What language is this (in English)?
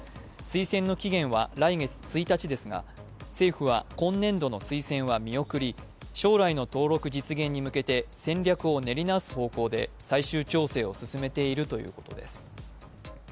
Japanese